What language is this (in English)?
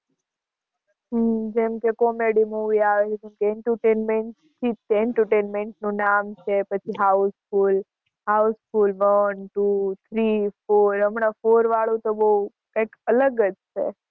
Gujarati